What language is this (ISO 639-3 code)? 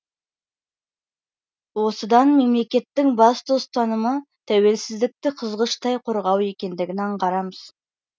kaz